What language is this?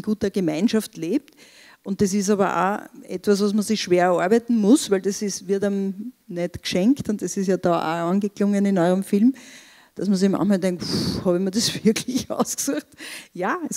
German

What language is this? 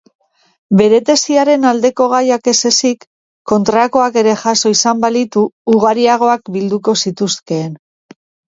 Basque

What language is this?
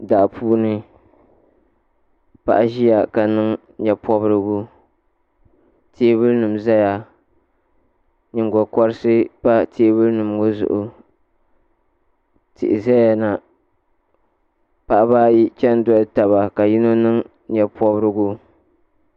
Dagbani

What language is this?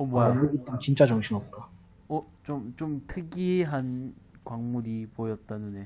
Korean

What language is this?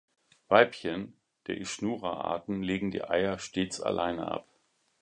German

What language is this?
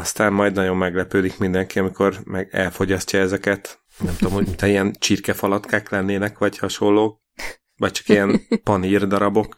Hungarian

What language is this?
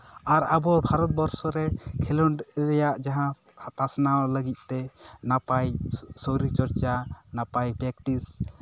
Santali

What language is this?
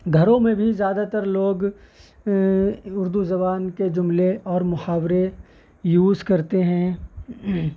Urdu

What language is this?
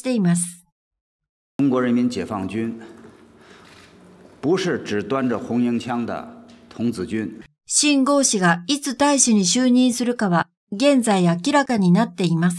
Japanese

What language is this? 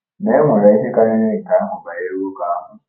Igbo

